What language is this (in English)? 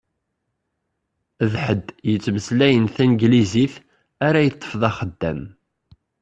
Kabyle